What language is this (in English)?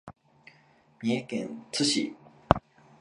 Japanese